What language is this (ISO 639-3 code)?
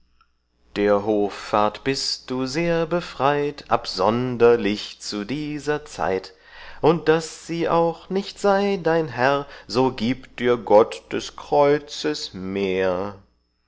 deu